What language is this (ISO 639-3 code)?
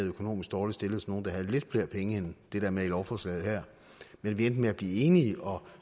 dan